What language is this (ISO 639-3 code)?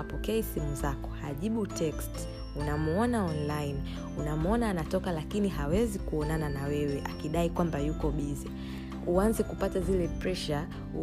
swa